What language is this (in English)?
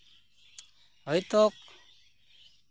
Santali